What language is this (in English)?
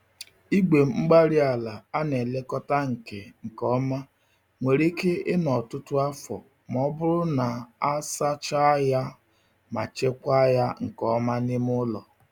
Igbo